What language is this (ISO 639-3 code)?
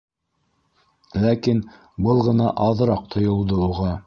bak